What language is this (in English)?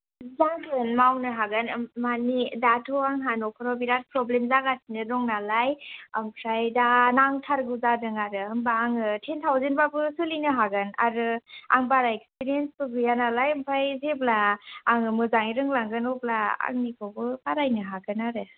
Bodo